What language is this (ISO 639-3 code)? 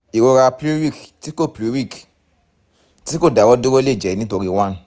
yor